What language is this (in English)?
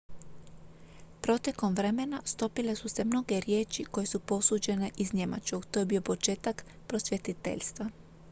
Croatian